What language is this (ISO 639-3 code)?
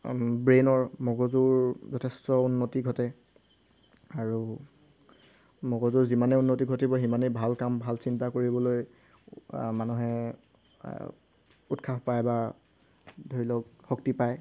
asm